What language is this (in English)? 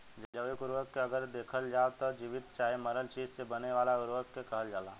Bhojpuri